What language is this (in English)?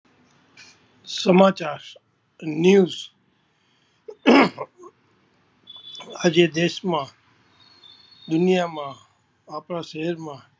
Gujarati